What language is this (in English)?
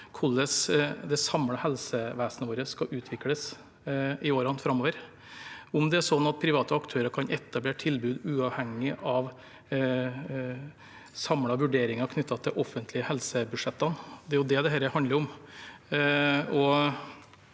Norwegian